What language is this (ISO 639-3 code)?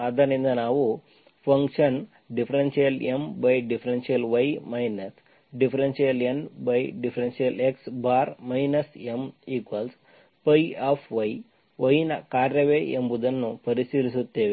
kan